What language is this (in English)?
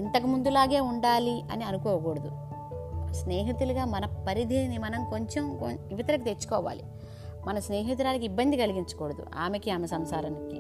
Telugu